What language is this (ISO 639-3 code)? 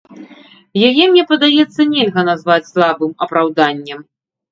bel